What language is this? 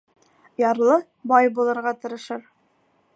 Bashkir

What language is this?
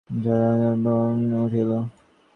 Bangla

